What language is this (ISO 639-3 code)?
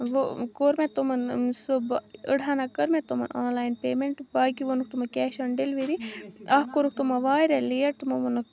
kas